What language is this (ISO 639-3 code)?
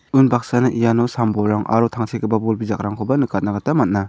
grt